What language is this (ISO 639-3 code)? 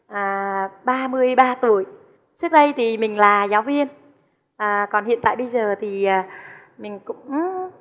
vie